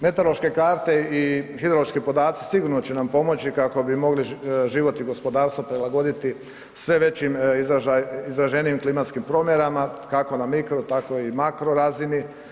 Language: Croatian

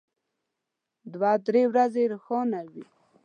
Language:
Pashto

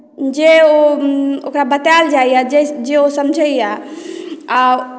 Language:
Maithili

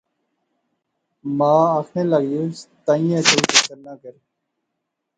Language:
Pahari-Potwari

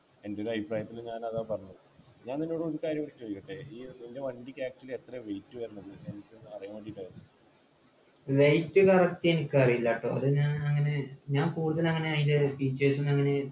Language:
Malayalam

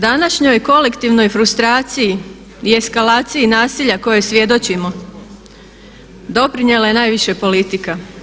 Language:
Croatian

